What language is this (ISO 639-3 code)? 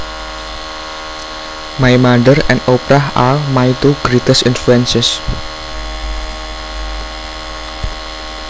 jav